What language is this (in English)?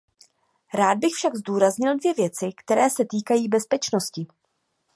Czech